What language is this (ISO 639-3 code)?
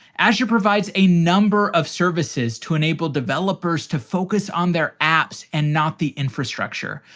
eng